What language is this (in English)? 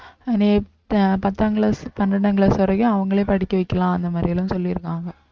Tamil